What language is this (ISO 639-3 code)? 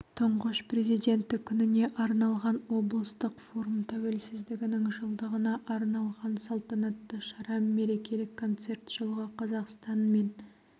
kaz